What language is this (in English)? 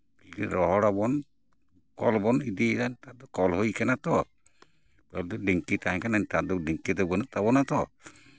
Santali